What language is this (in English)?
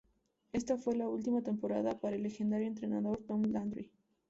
Spanish